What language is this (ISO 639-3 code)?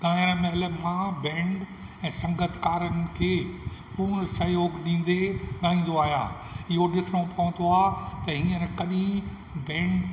snd